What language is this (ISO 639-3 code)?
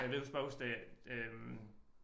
dan